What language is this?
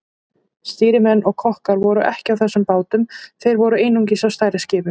Icelandic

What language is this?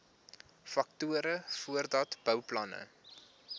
Afrikaans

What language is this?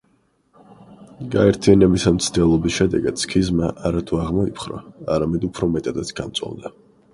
Georgian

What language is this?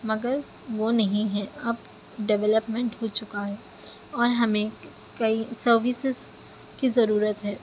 Urdu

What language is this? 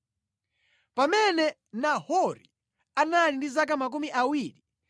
Nyanja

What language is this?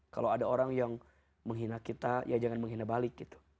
Indonesian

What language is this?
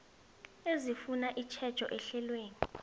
South Ndebele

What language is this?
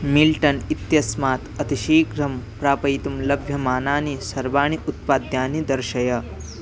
Sanskrit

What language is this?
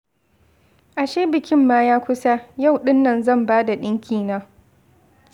Hausa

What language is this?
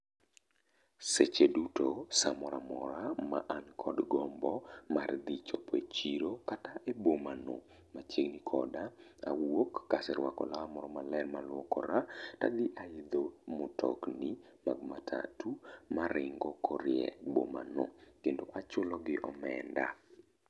Luo (Kenya and Tanzania)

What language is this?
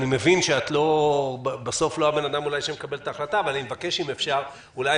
Hebrew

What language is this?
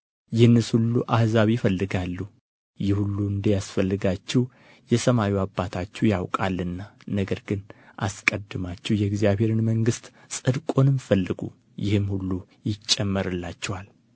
Amharic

